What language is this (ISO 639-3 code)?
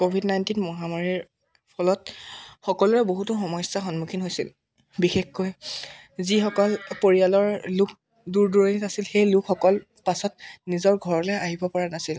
asm